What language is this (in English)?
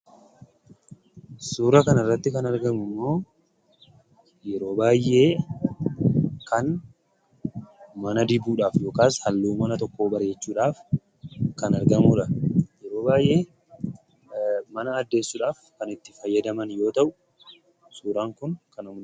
Oromo